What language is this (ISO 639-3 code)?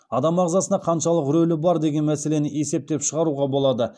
kaz